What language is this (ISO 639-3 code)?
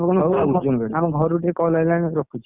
ori